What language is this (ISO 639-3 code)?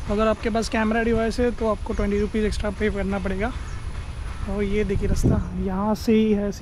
hin